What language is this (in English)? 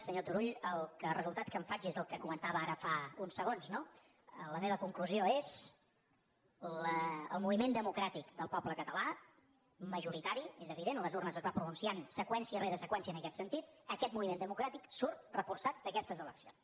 Catalan